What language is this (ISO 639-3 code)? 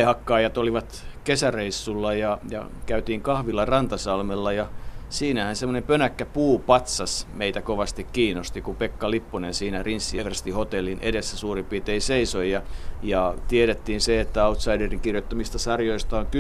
fin